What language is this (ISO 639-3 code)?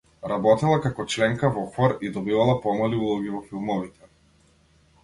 mkd